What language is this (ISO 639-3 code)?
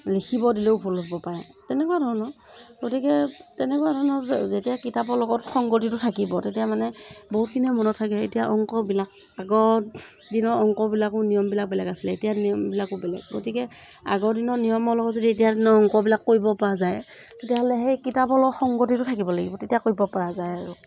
asm